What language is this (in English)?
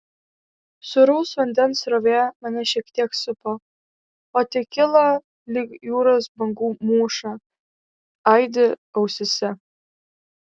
Lithuanian